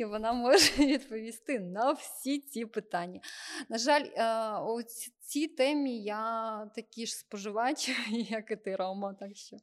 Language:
Ukrainian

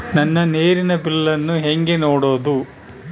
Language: Kannada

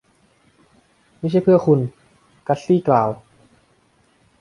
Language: Thai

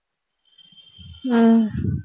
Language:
Tamil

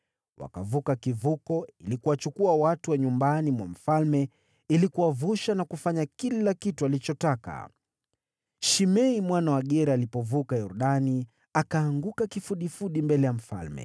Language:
Swahili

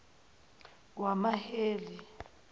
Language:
Zulu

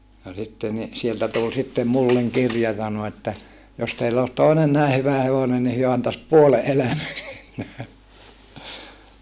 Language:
Finnish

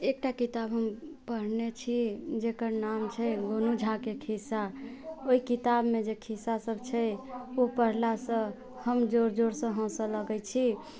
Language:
Maithili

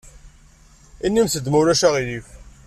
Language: Kabyle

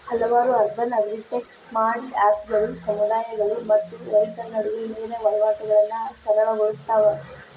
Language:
Kannada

